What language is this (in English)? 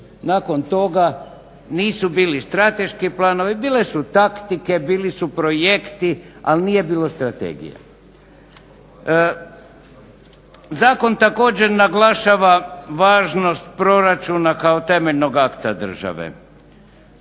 Croatian